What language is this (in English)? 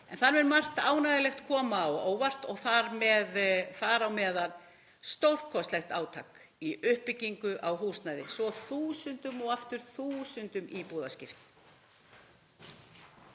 Icelandic